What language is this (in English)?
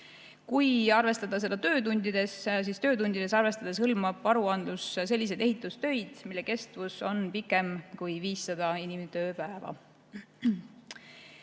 Estonian